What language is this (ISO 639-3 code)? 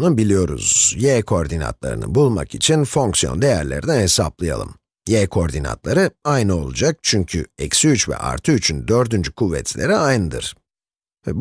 tur